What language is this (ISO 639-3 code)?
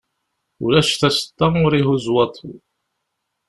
kab